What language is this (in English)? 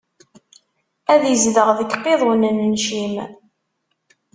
Kabyle